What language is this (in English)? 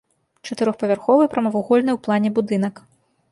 Belarusian